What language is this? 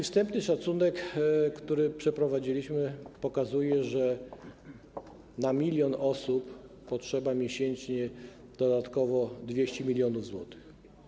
Polish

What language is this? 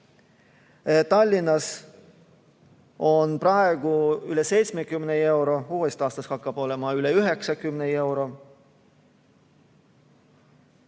Estonian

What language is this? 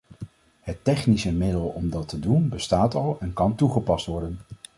Dutch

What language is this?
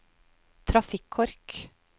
Norwegian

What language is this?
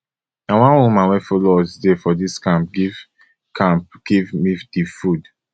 Nigerian Pidgin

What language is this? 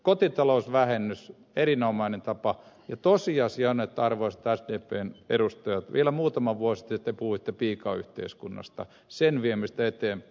Finnish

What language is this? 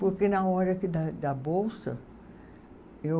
Portuguese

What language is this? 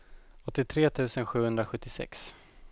Swedish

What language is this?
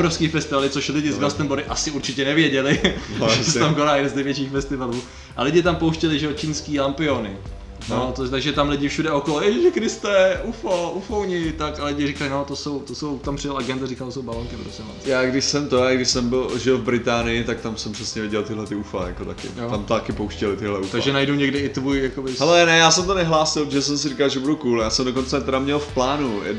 Czech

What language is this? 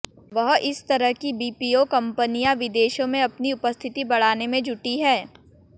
Hindi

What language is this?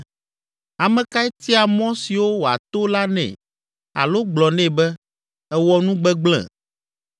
Ewe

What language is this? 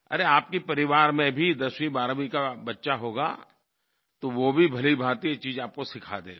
Hindi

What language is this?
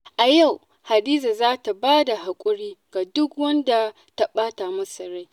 Hausa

